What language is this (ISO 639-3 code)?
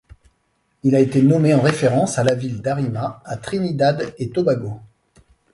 fra